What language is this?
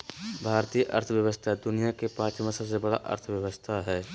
Magahi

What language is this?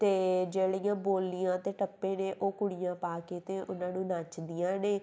Punjabi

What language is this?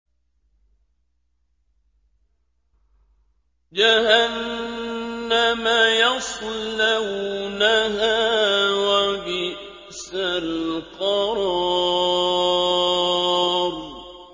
Arabic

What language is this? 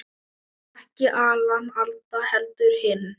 Icelandic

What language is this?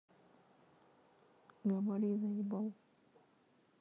Russian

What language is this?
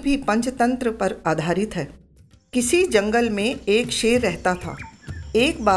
Hindi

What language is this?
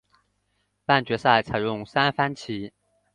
Chinese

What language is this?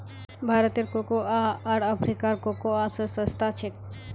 Magahi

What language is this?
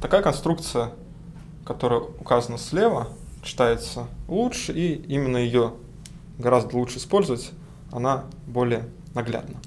Russian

